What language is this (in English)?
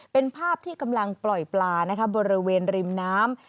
Thai